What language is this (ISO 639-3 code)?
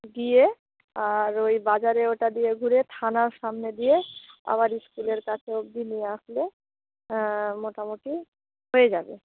ben